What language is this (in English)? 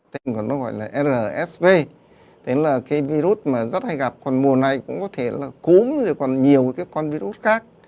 Vietnamese